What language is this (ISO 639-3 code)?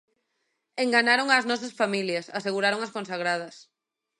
glg